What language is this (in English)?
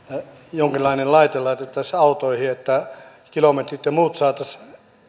Finnish